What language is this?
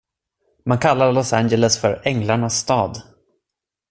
Swedish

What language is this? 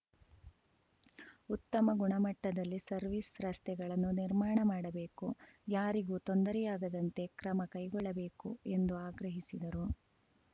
Kannada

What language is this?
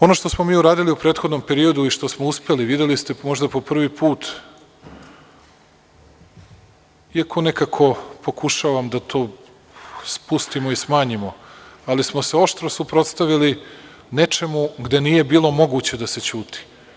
Serbian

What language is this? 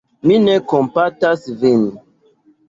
Esperanto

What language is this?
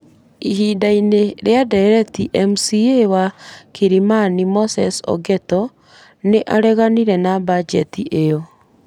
Kikuyu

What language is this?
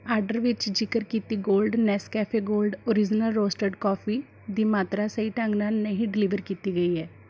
Punjabi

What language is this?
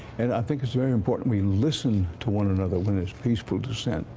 English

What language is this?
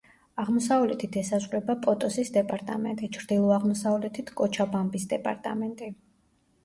Georgian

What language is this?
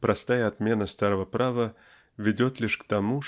Russian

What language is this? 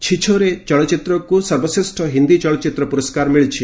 Odia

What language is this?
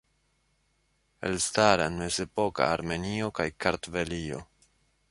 Esperanto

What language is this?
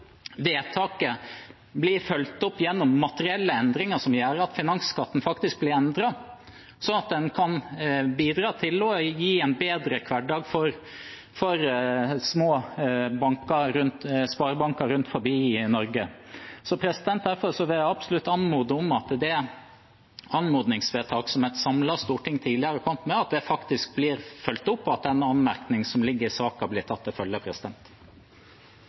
Norwegian Bokmål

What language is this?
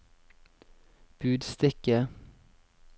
Norwegian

